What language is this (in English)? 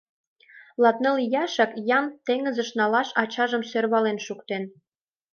Mari